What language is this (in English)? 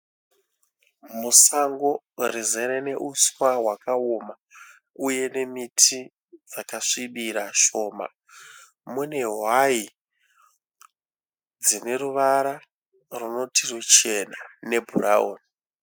Shona